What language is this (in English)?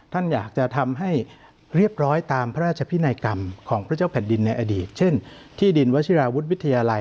Thai